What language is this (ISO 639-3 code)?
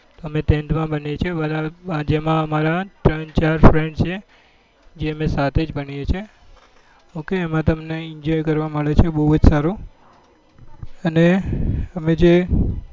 guj